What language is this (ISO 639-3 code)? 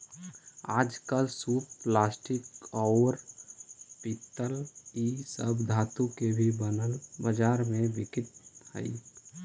mag